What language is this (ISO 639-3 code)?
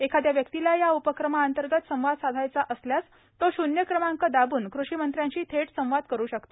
mar